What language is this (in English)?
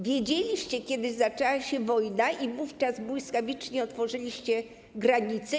Polish